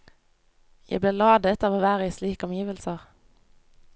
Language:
Norwegian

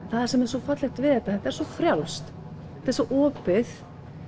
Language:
Icelandic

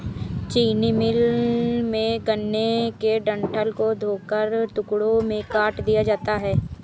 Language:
Hindi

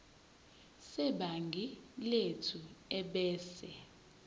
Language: Zulu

